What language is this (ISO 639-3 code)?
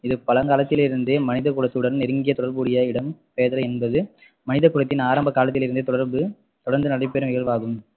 tam